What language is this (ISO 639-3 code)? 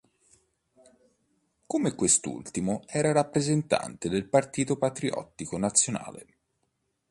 ita